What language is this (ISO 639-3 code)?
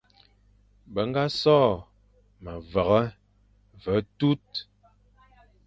fan